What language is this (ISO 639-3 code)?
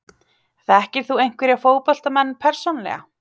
isl